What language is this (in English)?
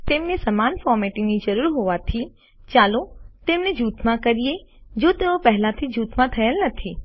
Gujarati